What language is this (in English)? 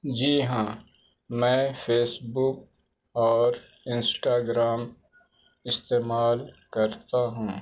Urdu